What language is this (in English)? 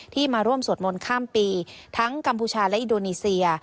Thai